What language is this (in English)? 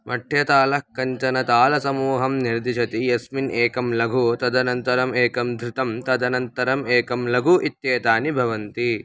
Sanskrit